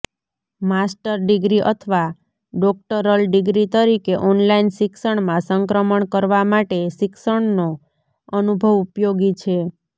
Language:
Gujarati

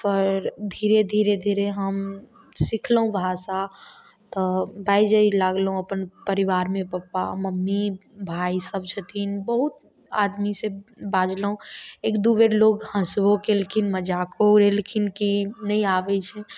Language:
Maithili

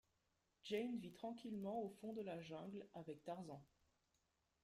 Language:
French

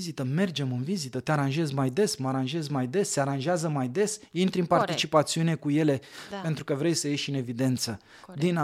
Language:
Romanian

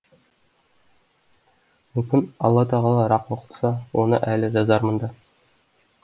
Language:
Kazakh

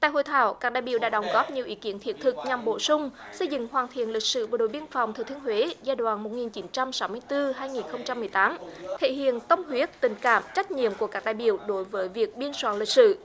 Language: Vietnamese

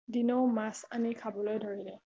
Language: Assamese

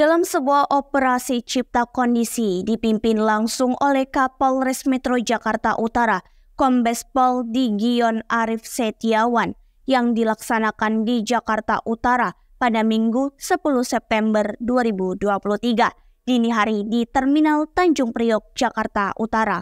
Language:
Indonesian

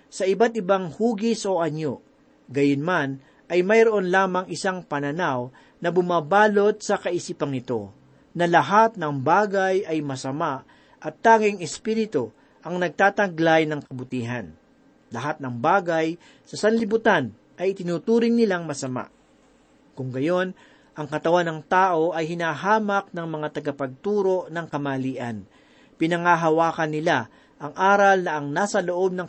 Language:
Filipino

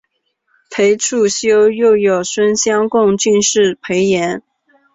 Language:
Chinese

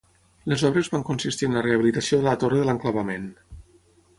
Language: Catalan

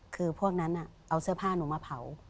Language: Thai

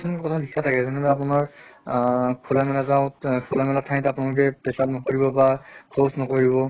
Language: Assamese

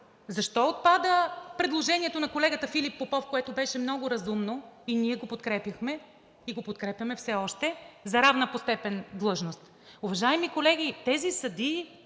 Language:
Bulgarian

